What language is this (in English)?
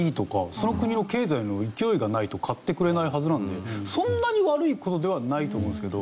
Japanese